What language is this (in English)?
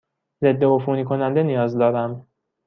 Persian